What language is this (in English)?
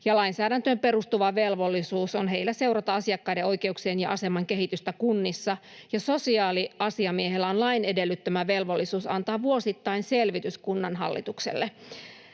Finnish